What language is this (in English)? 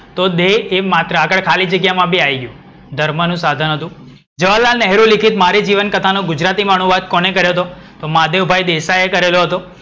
Gujarati